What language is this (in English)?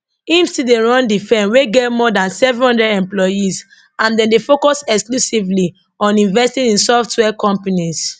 Nigerian Pidgin